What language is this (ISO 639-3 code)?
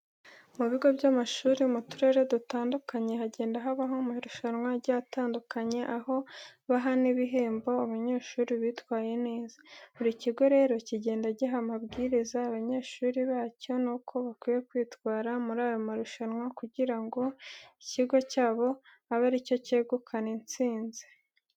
kin